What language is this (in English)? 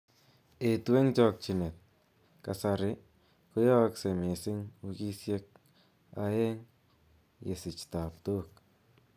Kalenjin